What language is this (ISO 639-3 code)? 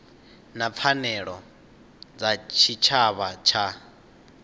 ven